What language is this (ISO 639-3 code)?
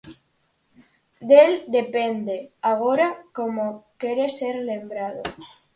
glg